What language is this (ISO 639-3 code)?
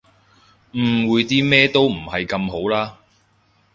yue